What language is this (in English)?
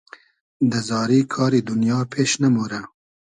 Hazaragi